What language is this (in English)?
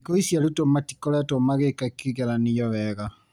Kikuyu